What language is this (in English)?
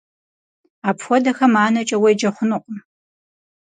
Kabardian